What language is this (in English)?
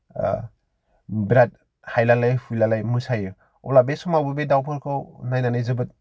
Bodo